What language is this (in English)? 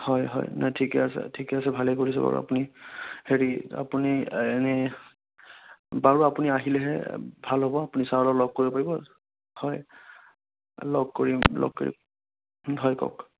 Assamese